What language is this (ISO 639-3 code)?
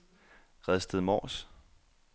dan